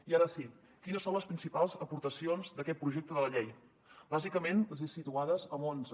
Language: Catalan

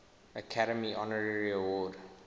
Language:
English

